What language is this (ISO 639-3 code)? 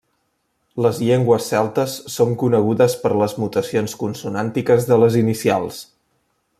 cat